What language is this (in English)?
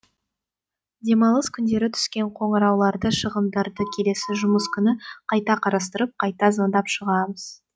Kazakh